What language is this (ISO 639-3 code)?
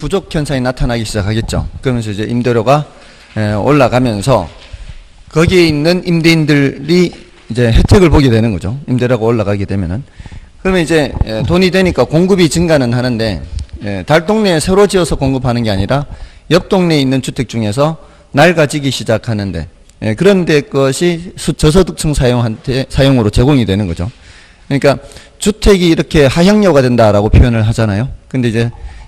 kor